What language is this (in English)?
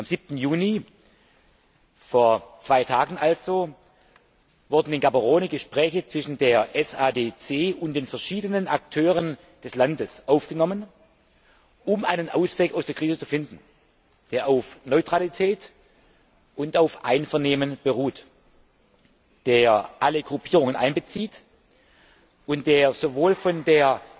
German